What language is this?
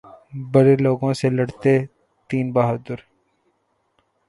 Urdu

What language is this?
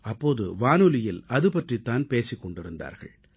Tamil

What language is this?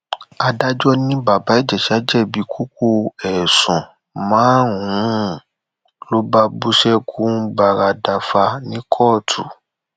Yoruba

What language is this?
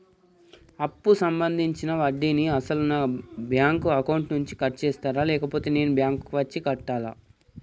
Telugu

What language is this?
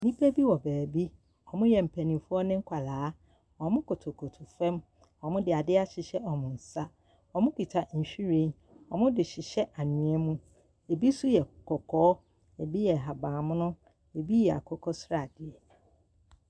Akan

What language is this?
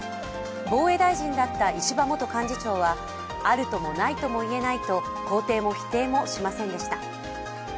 Japanese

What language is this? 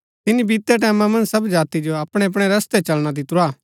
Gaddi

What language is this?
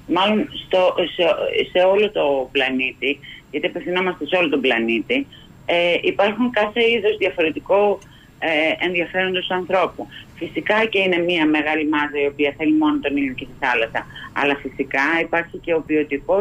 Greek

